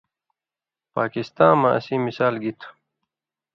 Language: Indus Kohistani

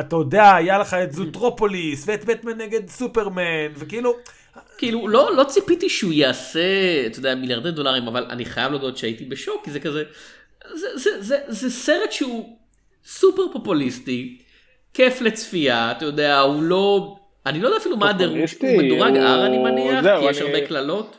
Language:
Hebrew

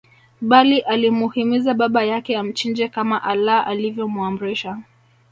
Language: Swahili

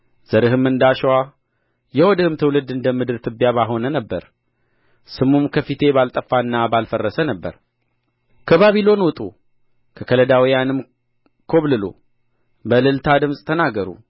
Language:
Amharic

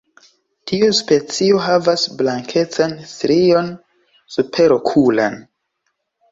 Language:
Esperanto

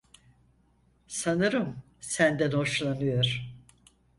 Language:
Turkish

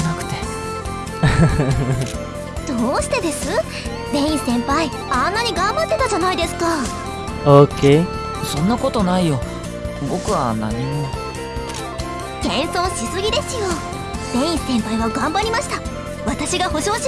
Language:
Indonesian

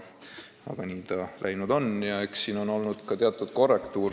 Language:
Estonian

